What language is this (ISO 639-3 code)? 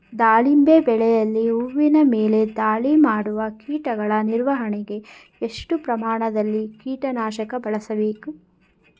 kan